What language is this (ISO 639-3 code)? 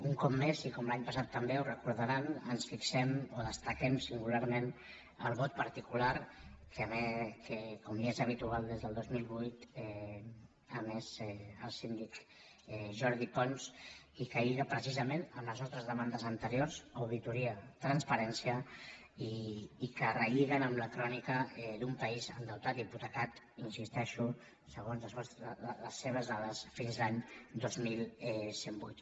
cat